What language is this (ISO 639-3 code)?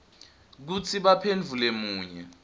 ssw